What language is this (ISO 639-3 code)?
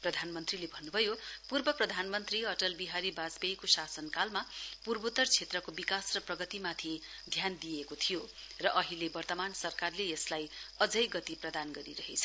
nep